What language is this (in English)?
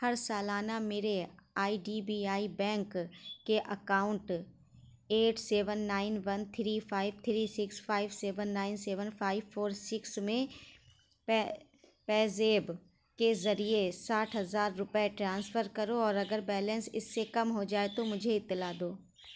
Urdu